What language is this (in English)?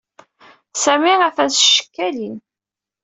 Kabyle